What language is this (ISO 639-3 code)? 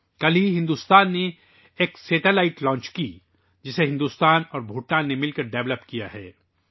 urd